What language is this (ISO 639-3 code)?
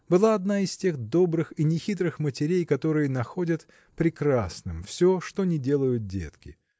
rus